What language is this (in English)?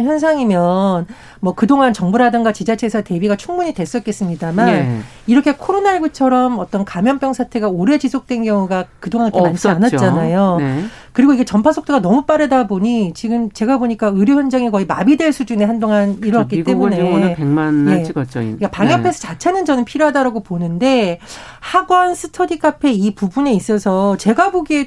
Korean